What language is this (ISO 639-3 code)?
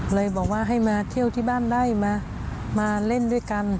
tha